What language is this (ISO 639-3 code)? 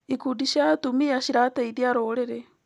kik